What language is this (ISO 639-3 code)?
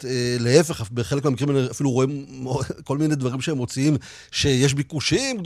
heb